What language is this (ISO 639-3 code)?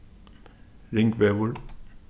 fao